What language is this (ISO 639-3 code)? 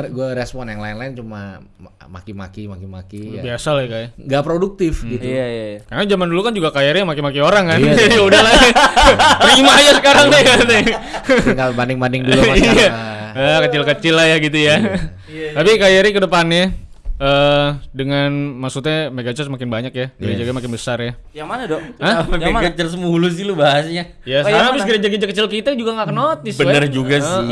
ind